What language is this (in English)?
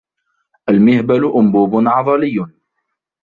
Arabic